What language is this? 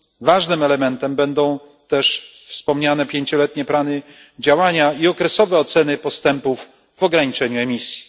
Polish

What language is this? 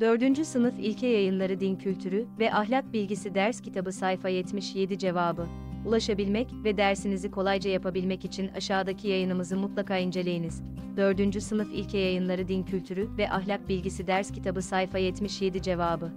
Turkish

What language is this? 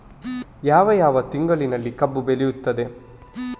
Kannada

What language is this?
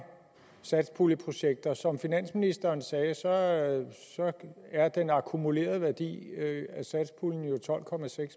Danish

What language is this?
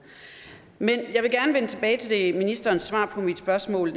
Danish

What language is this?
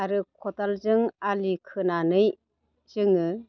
Bodo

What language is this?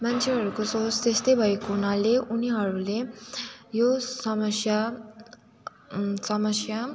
Nepali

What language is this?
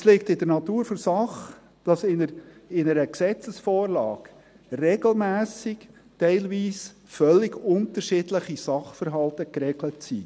Swiss German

